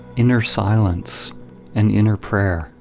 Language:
English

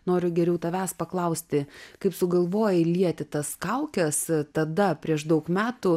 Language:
Lithuanian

